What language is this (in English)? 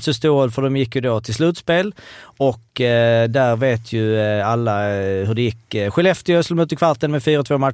Swedish